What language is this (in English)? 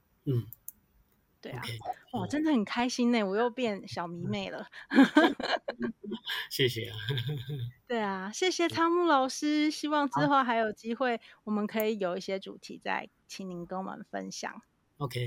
Chinese